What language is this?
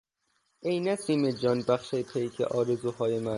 Persian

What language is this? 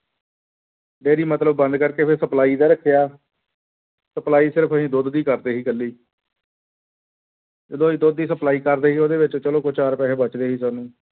Punjabi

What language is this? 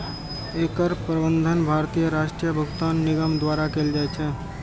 Maithili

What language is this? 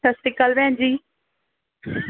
Punjabi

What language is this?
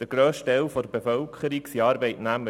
Swiss German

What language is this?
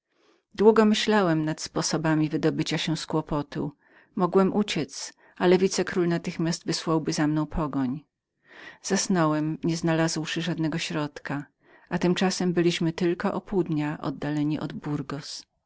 Polish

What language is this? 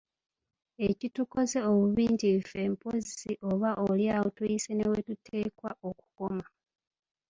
Ganda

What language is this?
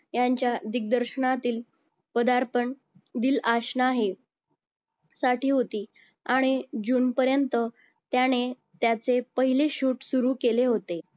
Marathi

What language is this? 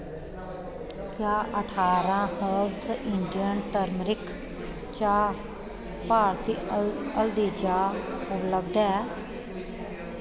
Dogri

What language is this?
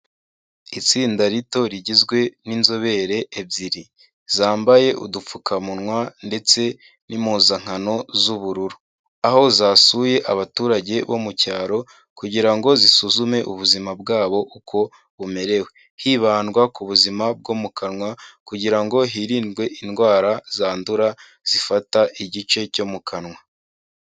Kinyarwanda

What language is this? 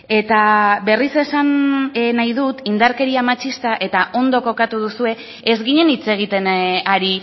Basque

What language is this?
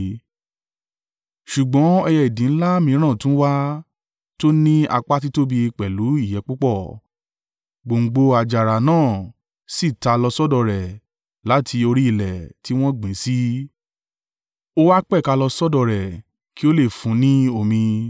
Yoruba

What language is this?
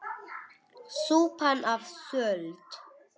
Icelandic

